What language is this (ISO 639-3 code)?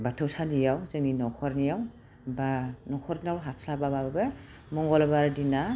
brx